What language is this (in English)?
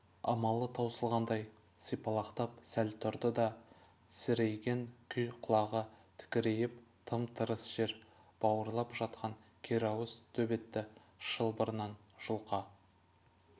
Kazakh